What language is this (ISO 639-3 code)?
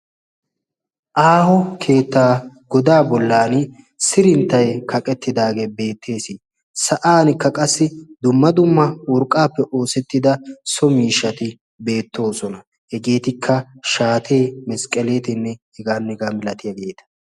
wal